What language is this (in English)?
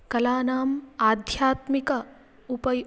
Sanskrit